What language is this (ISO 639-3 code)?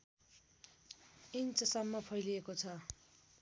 nep